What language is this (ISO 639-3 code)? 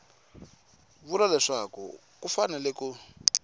tso